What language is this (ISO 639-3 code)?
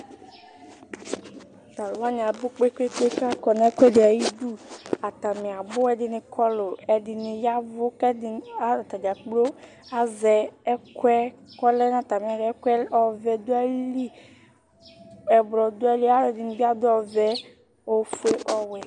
kpo